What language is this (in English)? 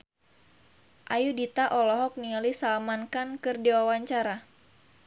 Sundanese